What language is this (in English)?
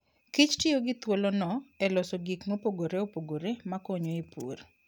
Luo (Kenya and Tanzania)